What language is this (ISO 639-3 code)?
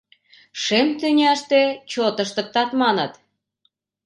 chm